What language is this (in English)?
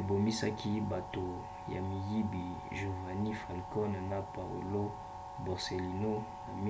Lingala